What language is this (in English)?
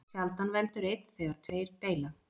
Icelandic